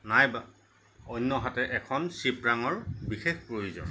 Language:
Assamese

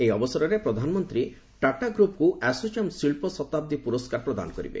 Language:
Odia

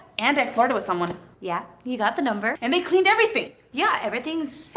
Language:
English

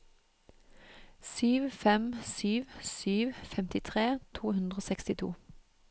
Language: Norwegian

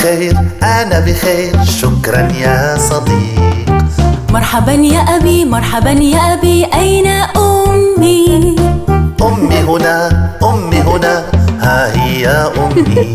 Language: Portuguese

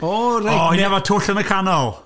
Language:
Welsh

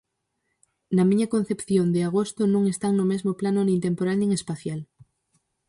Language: Galician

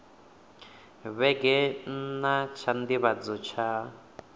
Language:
Venda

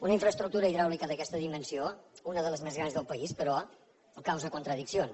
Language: Catalan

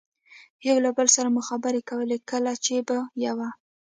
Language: Pashto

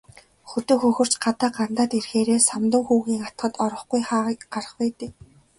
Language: Mongolian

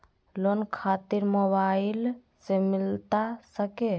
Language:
Magahi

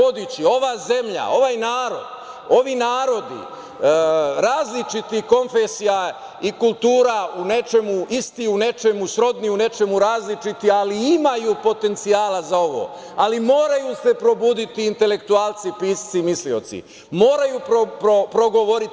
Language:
Serbian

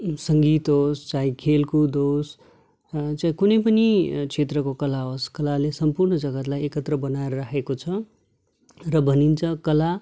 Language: Nepali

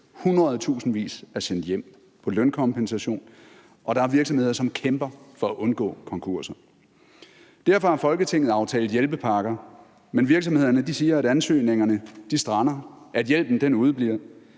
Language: Danish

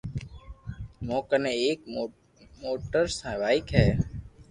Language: Loarki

